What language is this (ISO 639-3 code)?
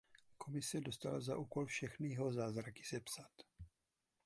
ces